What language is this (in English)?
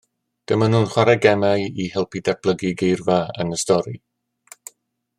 Welsh